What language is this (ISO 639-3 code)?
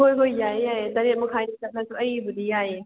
mni